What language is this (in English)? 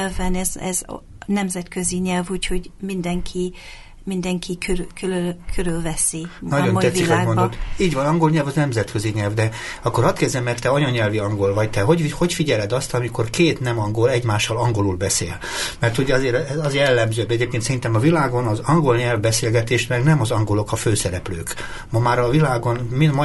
Hungarian